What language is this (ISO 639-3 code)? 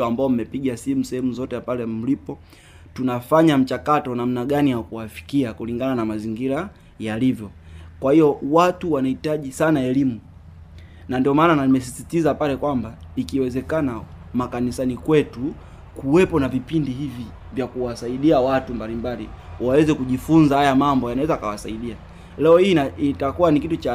swa